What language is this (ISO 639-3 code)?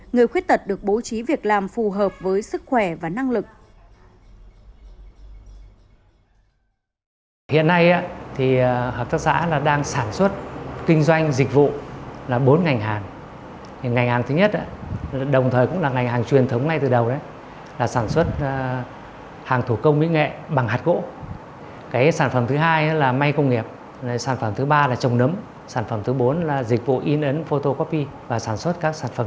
vie